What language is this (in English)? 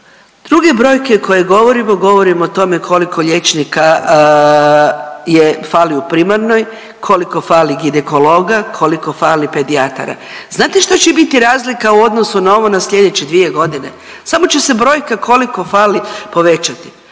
Croatian